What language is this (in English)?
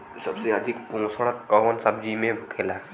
Bhojpuri